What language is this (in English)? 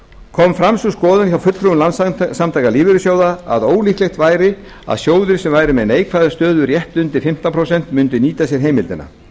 Icelandic